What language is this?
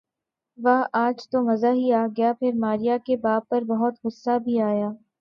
Urdu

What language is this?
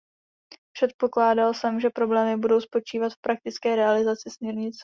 Czech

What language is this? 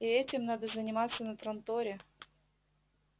Russian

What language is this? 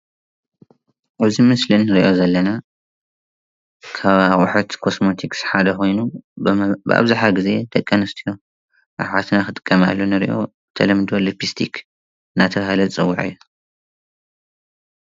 Tigrinya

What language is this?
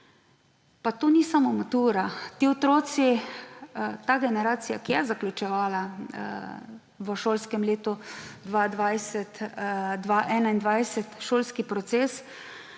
Slovenian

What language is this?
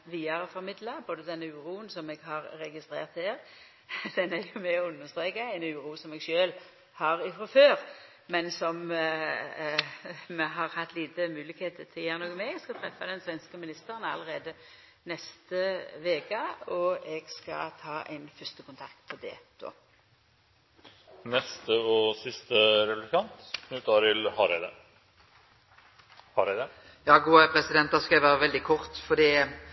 Norwegian Nynorsk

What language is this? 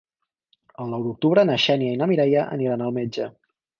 Catalan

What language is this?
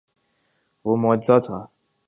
Urdu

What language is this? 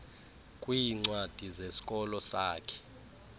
Xhosa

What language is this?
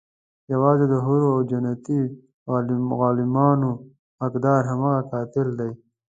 Pashto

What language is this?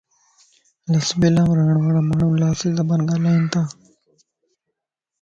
Lasi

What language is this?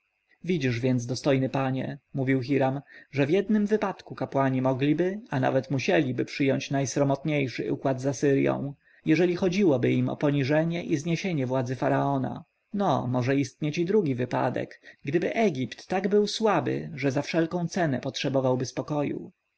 Polish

